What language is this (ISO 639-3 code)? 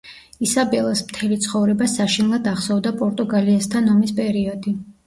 kat